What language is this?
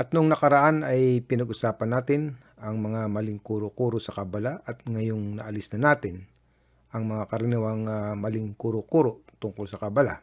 Filipino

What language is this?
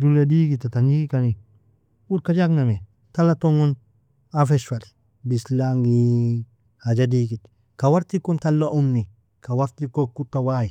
Nobiin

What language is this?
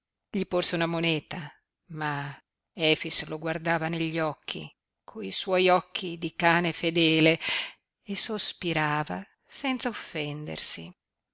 Italian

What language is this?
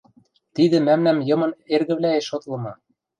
Western Mari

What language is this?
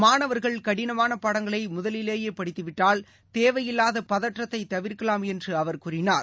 Tamil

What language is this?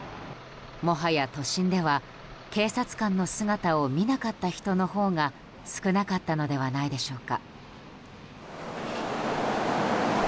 Japanese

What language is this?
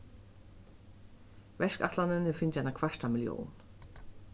Faroese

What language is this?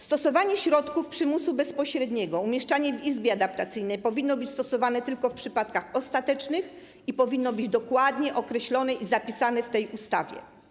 Polish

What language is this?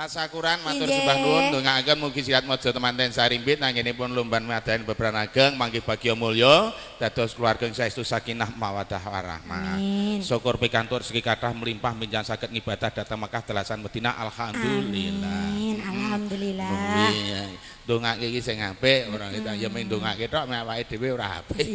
Indonesian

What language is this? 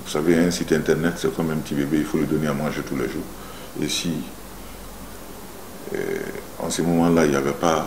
French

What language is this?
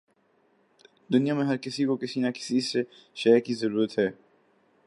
Urdu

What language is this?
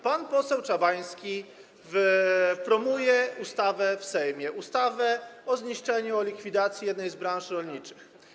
Polish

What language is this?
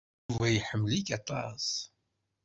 Kabyle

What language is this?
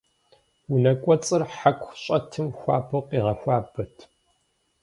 Kabardian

